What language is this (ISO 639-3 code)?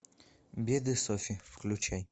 rus